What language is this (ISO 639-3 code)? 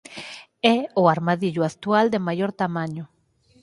glg